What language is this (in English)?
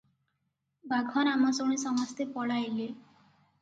Odia